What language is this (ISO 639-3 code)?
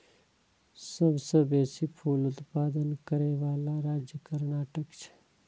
mai